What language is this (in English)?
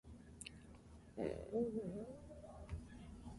English